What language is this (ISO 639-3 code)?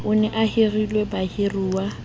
sot